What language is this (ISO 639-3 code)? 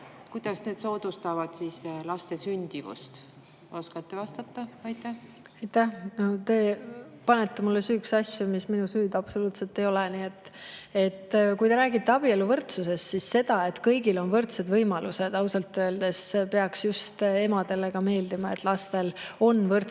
est